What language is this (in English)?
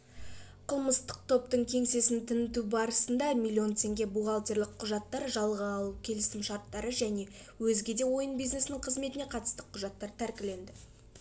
Kazakh